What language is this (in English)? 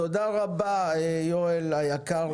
Hebrew